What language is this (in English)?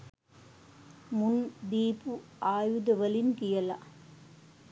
Sinhala